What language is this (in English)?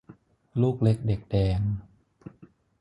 Thai